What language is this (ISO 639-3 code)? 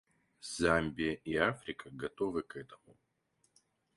rus